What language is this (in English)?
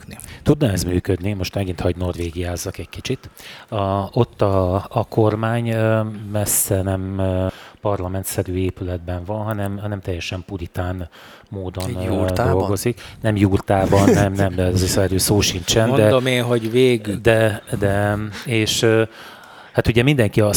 Hungarian